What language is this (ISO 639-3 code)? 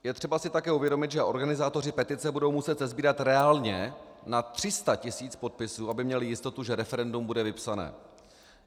ces